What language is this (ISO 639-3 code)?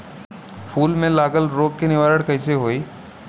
bho